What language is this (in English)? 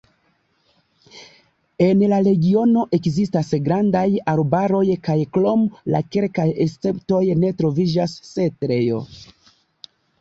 Esperanto